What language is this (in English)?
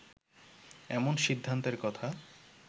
Bangla